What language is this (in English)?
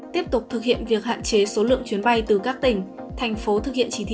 Vietnamese